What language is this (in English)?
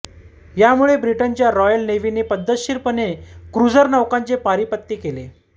Marathi